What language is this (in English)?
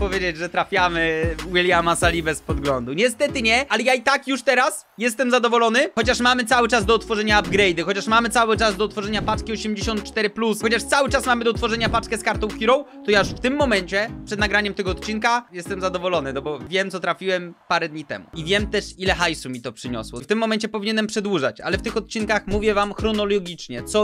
Polish